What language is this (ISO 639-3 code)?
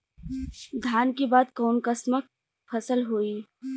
bho